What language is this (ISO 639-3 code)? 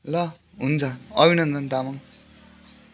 nep